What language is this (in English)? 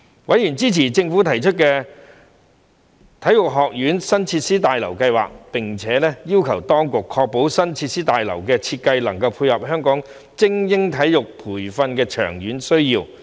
Cantonese